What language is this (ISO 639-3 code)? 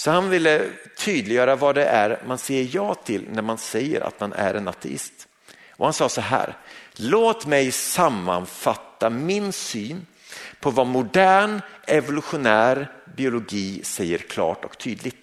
swe